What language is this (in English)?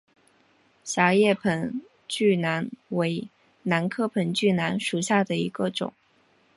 Chinese